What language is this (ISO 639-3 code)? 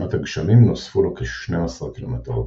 heb